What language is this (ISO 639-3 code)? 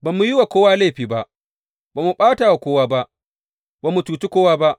hau